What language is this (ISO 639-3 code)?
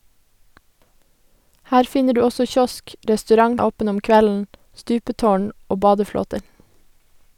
nor